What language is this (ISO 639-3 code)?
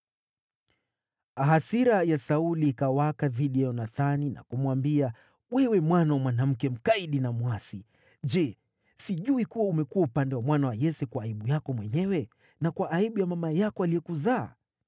swa